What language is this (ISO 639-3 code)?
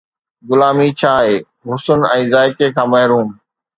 snd